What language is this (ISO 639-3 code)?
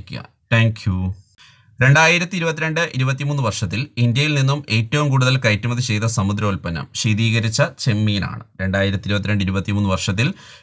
mal